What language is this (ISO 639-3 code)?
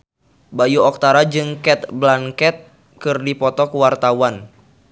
sun